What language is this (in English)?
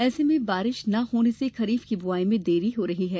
Hindi